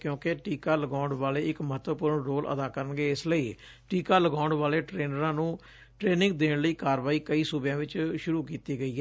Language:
Punjabi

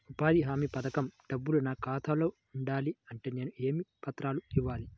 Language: Telugu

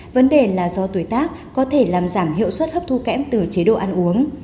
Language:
Vietnamese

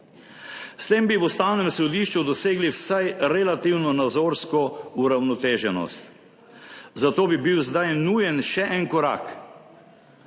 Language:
Slovenian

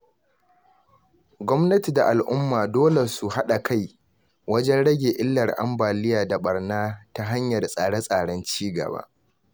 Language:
Hausa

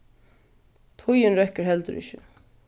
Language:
Faroese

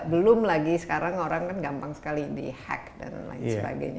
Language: Indonesian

